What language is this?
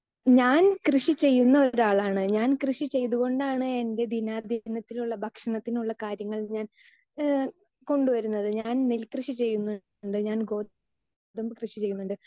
Malayalam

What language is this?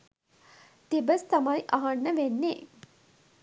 Sinhala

